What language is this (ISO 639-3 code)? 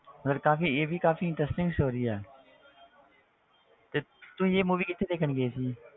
pan